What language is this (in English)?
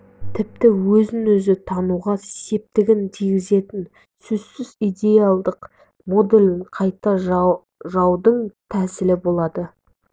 Kazakh